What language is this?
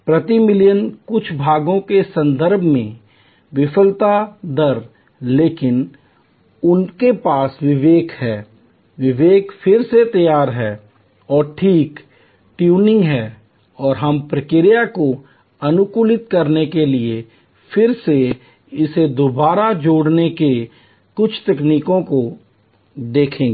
Hindi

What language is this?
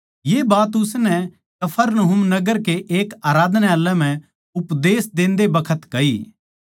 Haryanvi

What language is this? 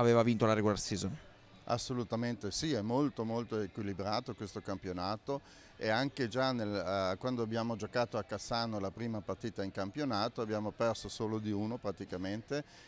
Italian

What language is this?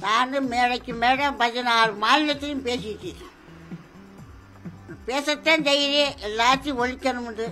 Tamil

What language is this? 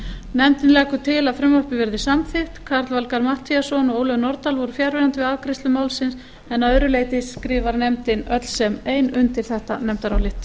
Icelandic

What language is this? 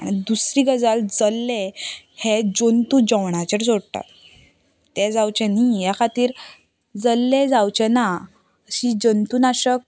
Konkani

